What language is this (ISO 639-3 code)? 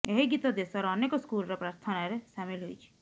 ori